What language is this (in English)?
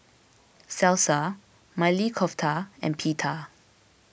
English